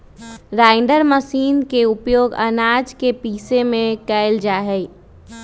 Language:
Magahi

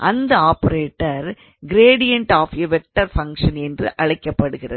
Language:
Tamil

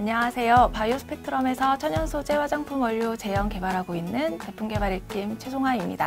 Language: Korean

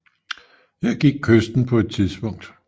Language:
Danish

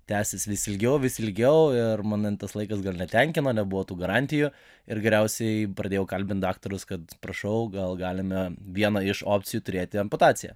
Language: Lithuanian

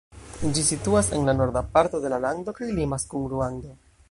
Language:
Esperanto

